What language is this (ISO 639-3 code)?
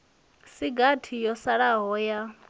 ven